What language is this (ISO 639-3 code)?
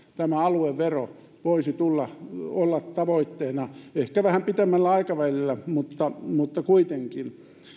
fin